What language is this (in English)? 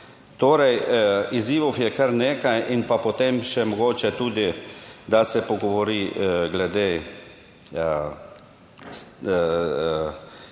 Slovenian